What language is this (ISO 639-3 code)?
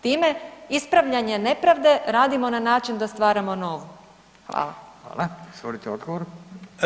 hrv